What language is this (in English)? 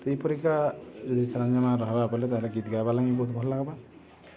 Odia